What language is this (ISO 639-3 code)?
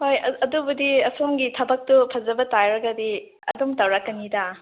mni